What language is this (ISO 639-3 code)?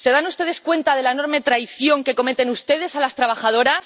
spa